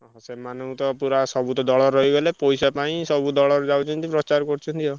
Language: Odia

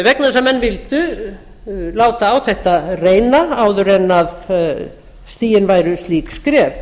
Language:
Icelandic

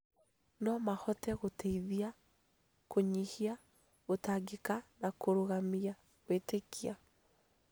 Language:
Kikuyu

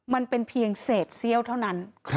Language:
Thai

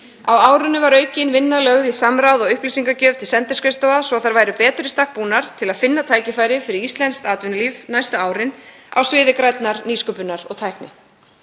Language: Icelandic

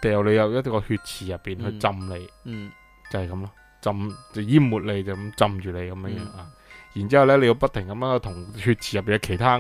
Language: Chinese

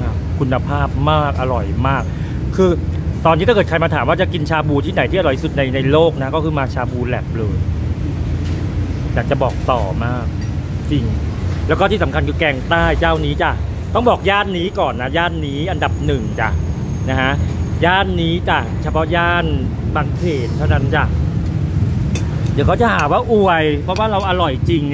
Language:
Thai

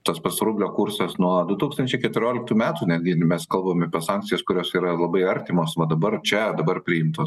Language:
Lithuanian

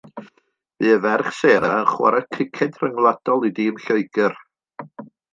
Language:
Welsh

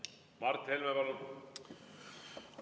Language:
Estonian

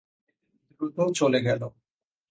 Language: Bangla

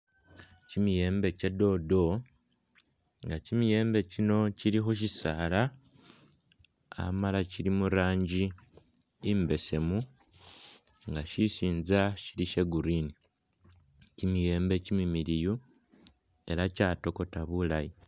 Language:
Masaaba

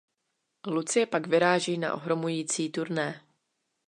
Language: Czech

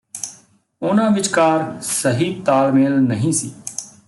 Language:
Punjabi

